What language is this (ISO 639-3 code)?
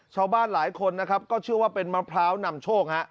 tha